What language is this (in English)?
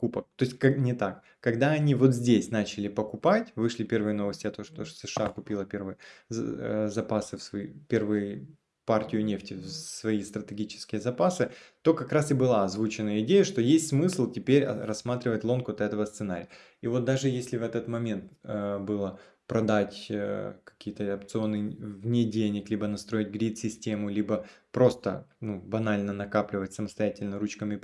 Russian